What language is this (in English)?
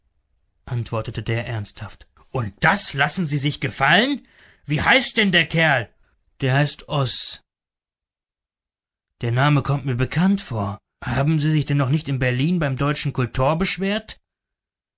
German